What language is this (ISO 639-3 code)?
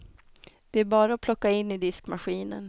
swe